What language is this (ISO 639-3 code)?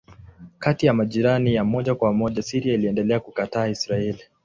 swa